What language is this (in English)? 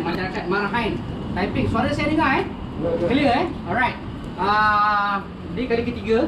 Malay